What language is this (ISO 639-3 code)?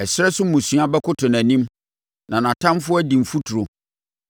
aka